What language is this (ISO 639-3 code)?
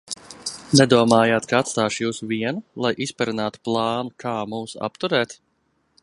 lav